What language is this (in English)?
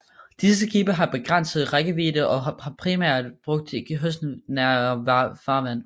Danish